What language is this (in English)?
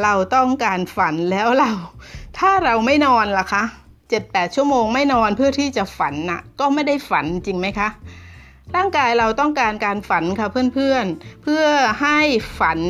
Thai